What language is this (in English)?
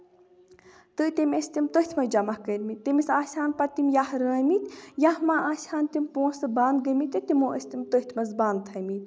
Kashmiri